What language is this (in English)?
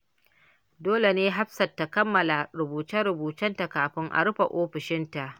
Hausa